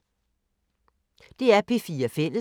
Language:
Danish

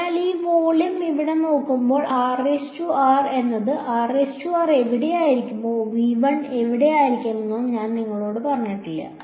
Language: Malayalam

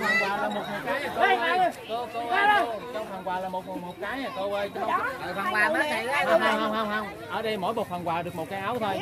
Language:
Vietnamese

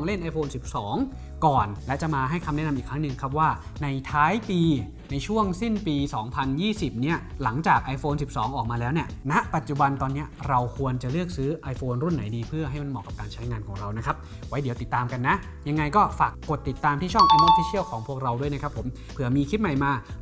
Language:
Thai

